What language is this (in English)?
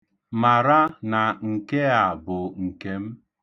Igbo